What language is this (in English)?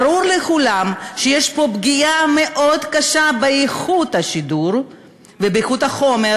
Hebrew